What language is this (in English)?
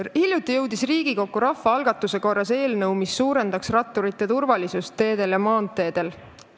Estonian